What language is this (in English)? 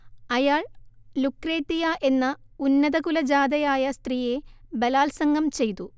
Malayalam